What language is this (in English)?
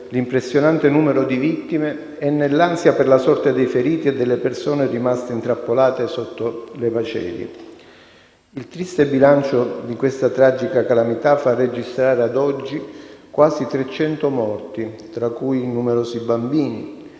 Italian